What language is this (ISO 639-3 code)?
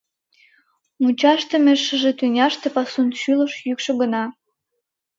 chm